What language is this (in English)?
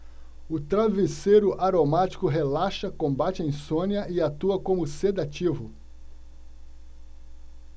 Portuguese